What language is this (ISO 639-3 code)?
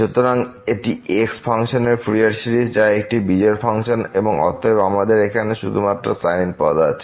ben